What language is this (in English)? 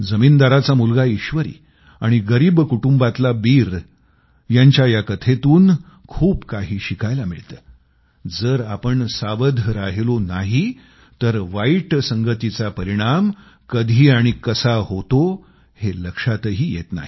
Marathi